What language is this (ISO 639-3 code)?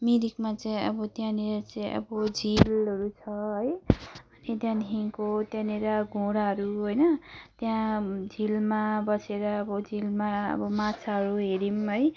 nep